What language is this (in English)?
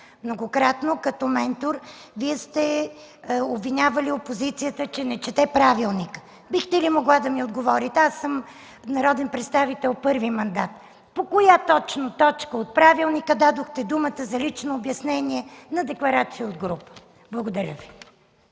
Bulgarian